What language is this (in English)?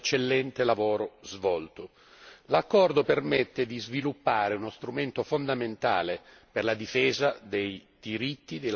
Italian